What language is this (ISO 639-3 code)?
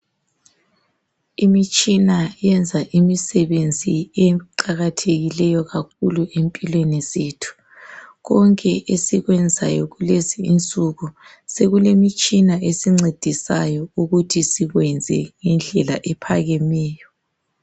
nde